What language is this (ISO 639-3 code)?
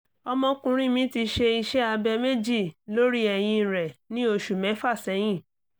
yor